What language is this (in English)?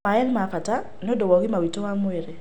Kikuyu